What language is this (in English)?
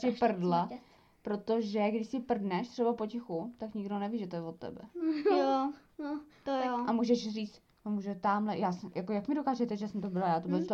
Czech